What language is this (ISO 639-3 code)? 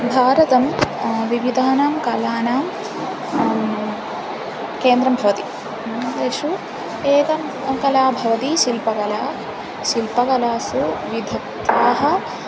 san